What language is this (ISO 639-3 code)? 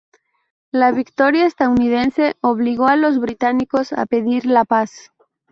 spa